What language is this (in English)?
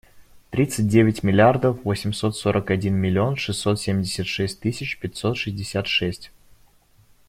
Russian